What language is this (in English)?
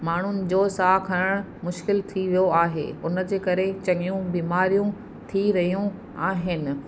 Sindhi